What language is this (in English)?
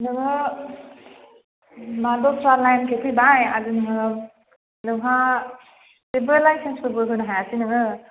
Bodo